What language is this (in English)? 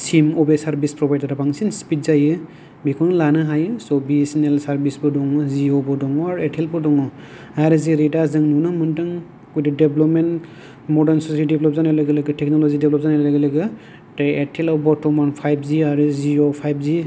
Bodo